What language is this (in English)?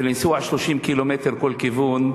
Hebrew